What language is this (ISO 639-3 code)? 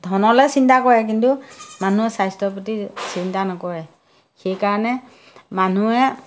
asm